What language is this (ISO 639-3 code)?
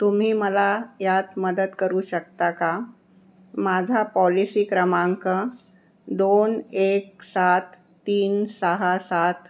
mar